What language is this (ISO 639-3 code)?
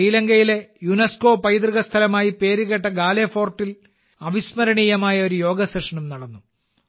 mal